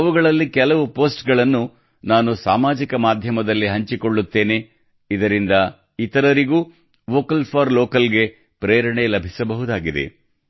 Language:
Kannada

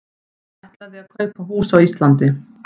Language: Icelandic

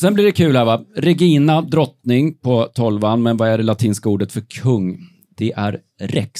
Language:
Swedish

